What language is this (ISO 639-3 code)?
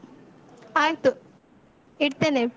kan